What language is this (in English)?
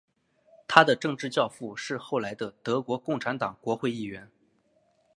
Chinese